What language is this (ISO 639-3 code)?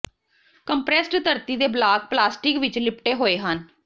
pan